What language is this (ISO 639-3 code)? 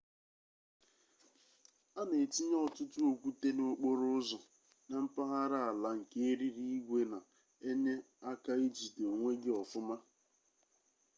ibo